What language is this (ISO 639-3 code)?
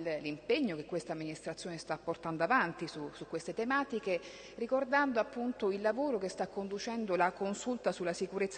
ita